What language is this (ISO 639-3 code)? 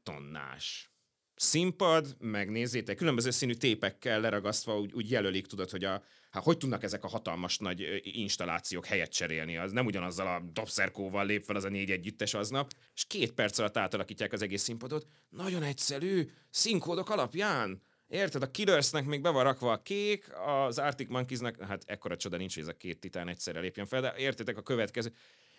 hun